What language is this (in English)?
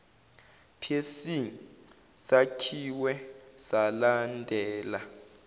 Zulu